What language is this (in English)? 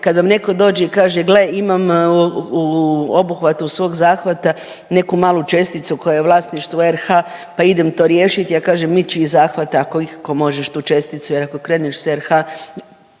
Croatian